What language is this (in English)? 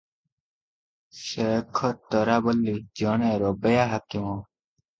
Odia